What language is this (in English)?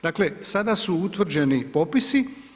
Croatian